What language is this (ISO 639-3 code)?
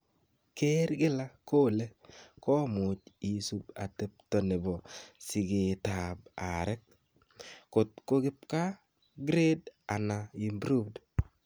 kln